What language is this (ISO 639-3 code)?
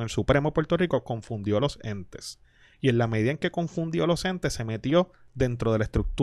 spa